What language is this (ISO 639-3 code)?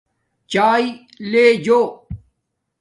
dmk